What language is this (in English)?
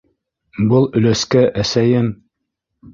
Bashkir